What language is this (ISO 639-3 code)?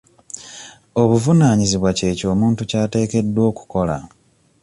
lug